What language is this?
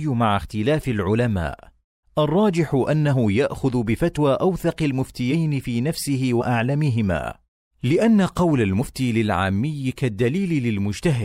Arabic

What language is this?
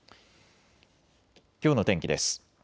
Japanese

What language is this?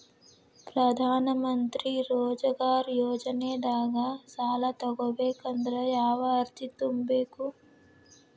Kannada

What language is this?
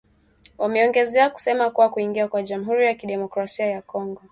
Swahili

